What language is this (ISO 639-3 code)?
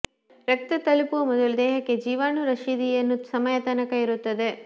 kan